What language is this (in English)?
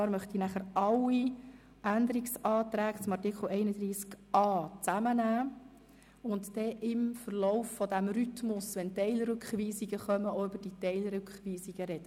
Swiss German